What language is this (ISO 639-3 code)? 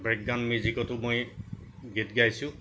asm